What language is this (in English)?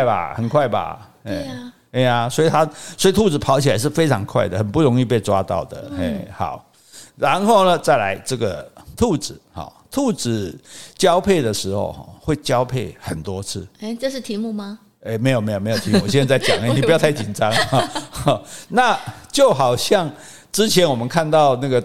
Chinese